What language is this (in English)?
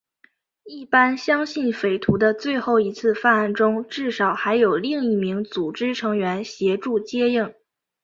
Chinese